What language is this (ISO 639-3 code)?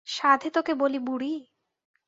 ben